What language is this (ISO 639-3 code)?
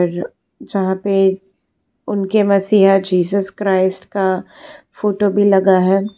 hin